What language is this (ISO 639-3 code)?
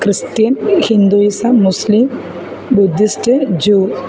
mal